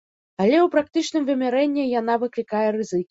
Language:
Belarusian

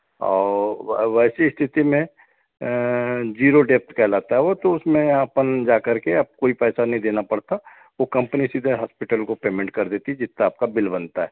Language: Hindi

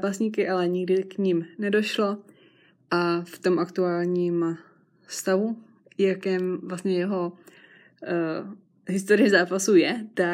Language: Czech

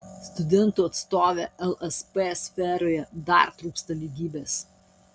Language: Lithuanian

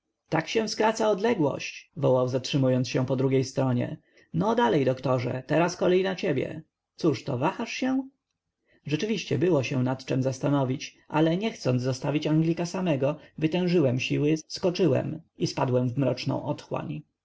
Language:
Polish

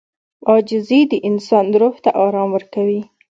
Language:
Pashto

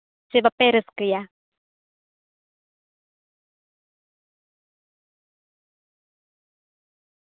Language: Santali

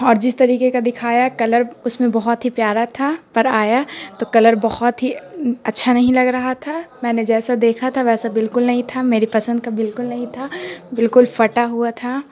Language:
Urdu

